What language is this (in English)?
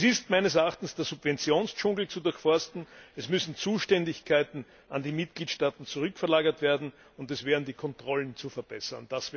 German